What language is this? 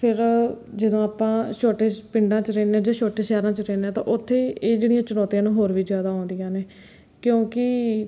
Punjabi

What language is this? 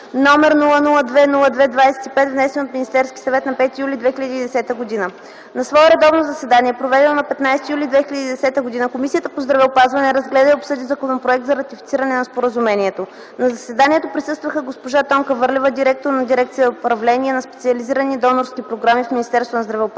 Bulgarian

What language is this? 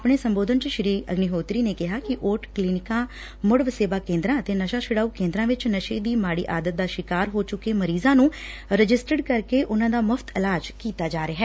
Punjabi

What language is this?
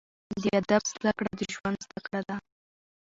Pashto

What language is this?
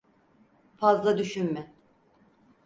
Turkish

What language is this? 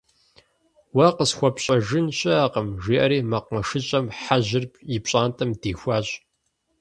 Kabardian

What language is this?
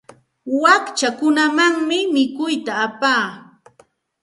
Santa Ana de Tusi Pasco Quechua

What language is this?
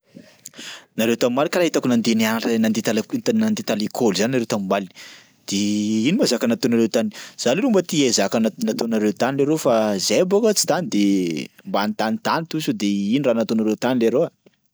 Sakalava Malagasy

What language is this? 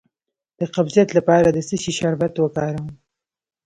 Pashto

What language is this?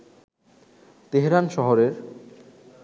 Bangla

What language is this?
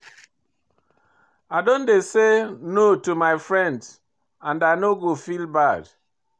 Nigerian Pidgin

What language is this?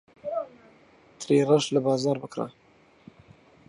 Central Kurdish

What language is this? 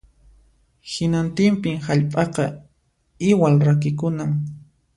Puno Quechua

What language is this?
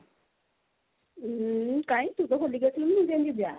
Odia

